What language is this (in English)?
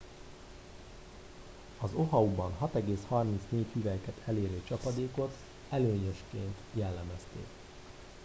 Hungarian